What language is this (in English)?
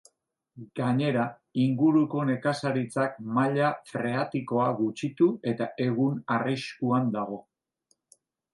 Basque